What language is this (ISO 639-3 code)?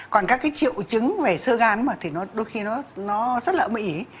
vie